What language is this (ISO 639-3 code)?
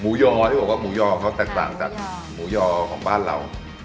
tha